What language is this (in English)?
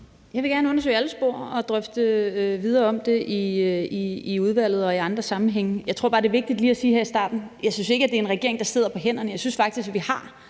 Danish